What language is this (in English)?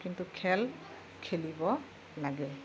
Assamese